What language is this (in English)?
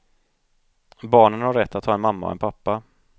Swedish